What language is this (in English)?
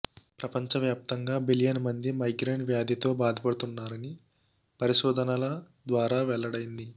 Telugu